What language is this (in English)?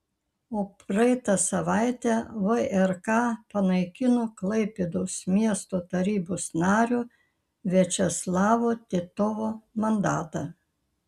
Lithuanian